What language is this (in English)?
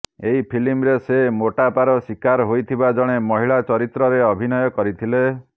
Odia